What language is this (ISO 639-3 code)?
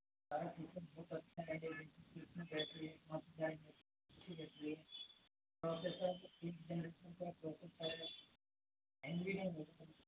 hin